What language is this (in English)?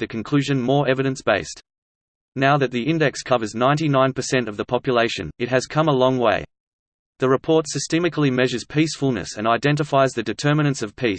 English